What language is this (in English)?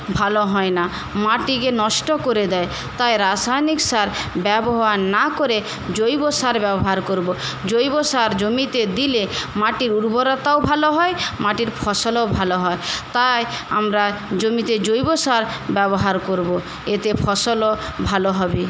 Bangla